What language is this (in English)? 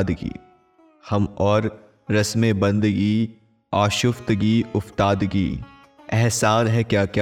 Hindi